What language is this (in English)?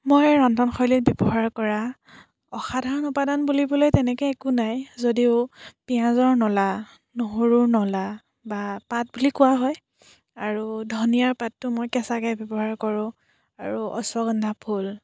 Assamese